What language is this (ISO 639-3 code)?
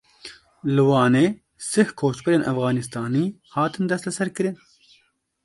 kur